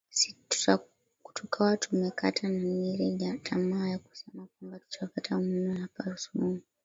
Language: Swahili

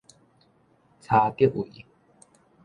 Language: Min Nan Chinese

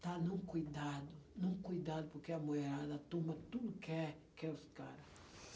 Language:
Portuguese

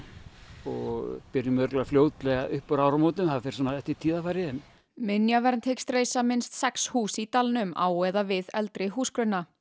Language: Icelandic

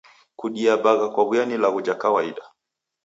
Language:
Taita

